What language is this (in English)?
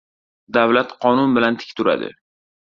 Uzbek